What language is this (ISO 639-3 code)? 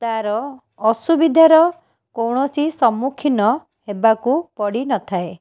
ori